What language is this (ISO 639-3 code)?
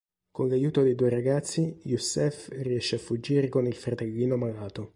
ita